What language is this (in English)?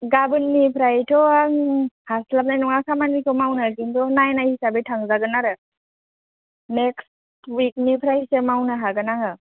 Bodo